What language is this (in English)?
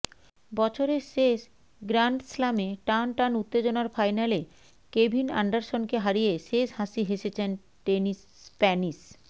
Bangla